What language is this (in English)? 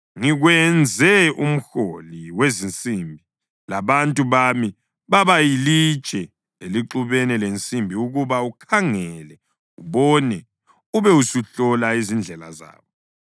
North Ndebele